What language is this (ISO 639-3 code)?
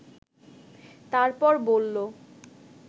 ben